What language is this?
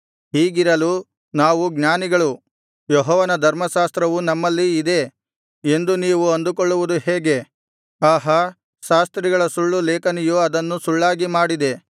Kannada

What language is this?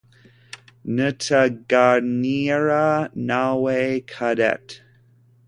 Kinyarwanda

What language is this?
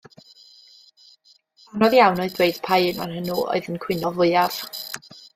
Welsh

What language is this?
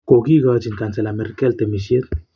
Kalenjin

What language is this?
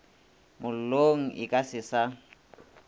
Northern Sotho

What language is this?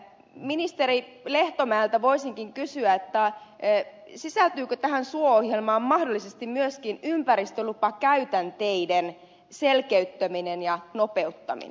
Finnish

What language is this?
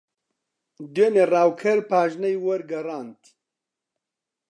Central Kurdish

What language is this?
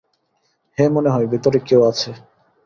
Bangla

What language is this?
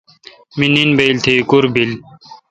Kalkoti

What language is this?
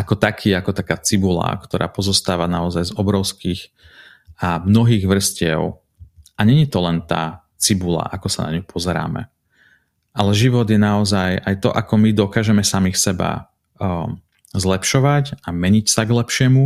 Slovak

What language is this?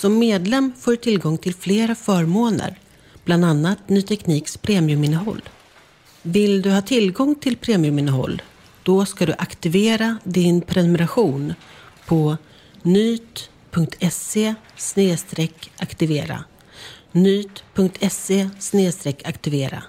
Swedish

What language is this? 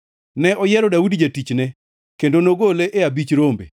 Luo (Kenya and Tanzania)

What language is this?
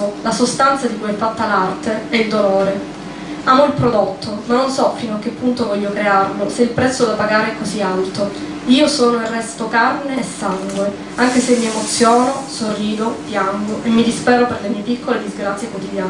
Italian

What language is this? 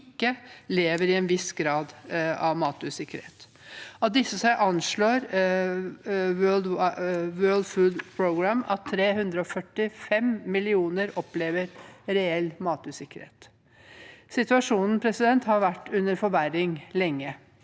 Norwegian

